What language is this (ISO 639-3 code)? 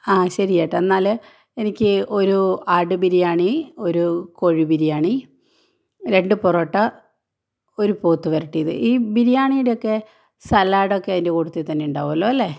mal